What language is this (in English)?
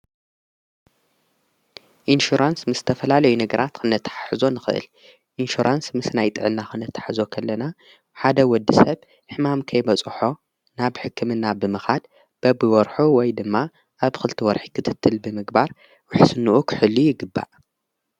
Tigrinya